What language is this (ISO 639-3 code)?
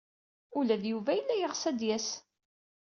kab